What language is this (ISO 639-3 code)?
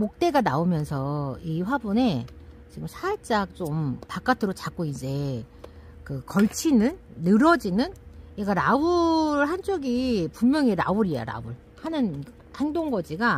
kor